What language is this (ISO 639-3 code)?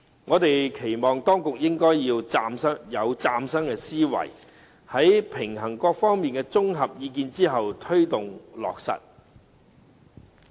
yue